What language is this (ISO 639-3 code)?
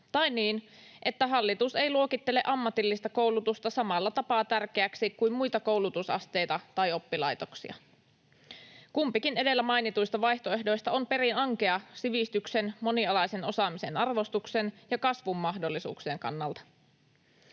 fin